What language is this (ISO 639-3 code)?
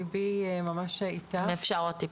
heb